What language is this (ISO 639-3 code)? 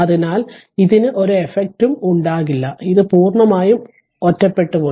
mal